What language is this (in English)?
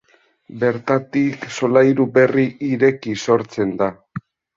Basque